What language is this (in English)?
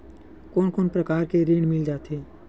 Chhattisgarhi